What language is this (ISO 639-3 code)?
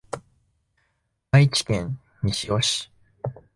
jpn